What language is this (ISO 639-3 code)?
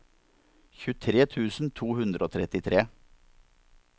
nor